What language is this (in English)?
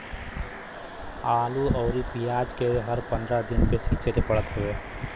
Bhojpuri